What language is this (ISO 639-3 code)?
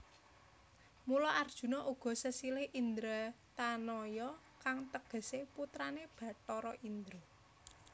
jav